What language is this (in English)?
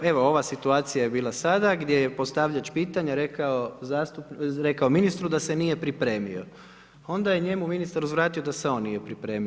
Croatian